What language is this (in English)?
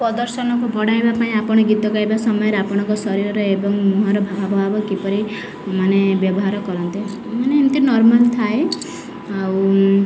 Odia